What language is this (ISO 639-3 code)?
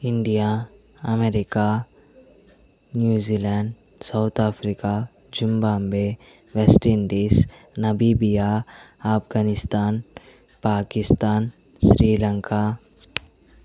tel